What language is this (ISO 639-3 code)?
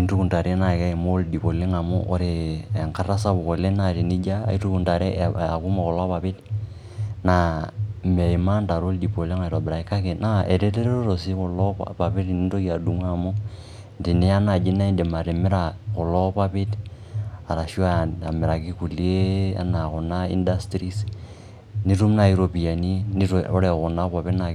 mas